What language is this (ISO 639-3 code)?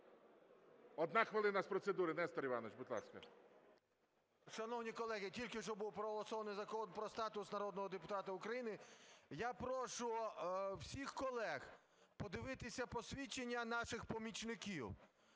ukr